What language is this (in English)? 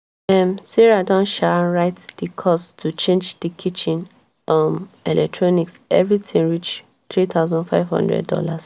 Nigerian Pidgin